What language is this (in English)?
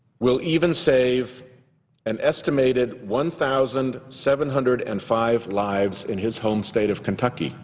English